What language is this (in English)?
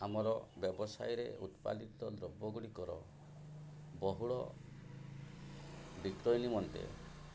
Odia